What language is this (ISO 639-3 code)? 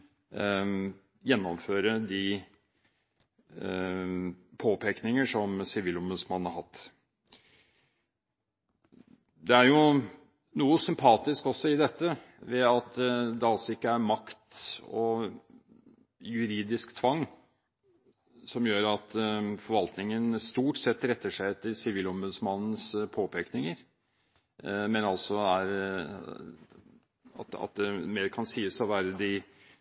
nob